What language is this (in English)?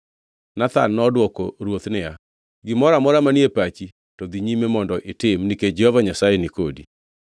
Luo (Kenya and Tanzania)